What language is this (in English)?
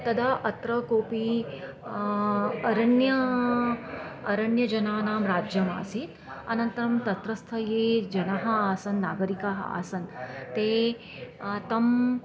Sanskrit